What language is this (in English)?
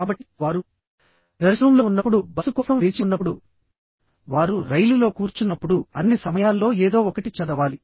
Telugu